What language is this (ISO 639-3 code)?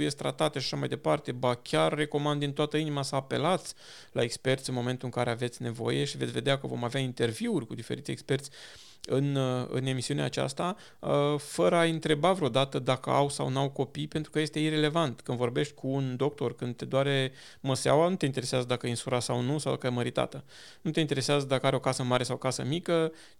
ron